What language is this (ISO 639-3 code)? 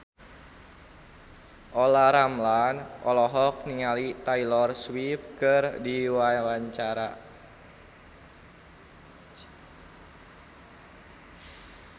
sun